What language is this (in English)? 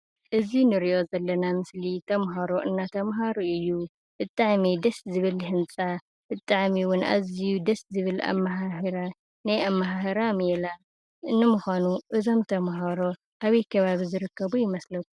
Tigrinya